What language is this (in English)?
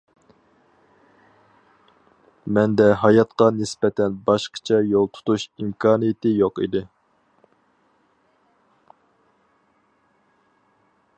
Uyghur